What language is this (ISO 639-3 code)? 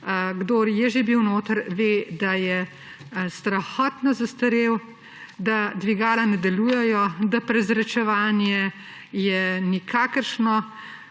slv